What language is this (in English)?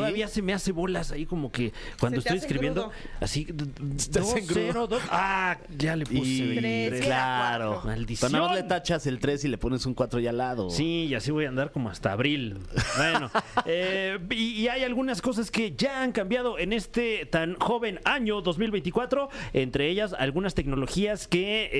Spanish